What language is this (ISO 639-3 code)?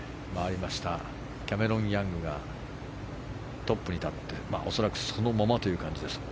jpn